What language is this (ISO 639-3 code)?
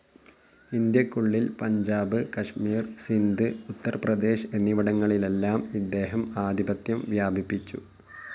mal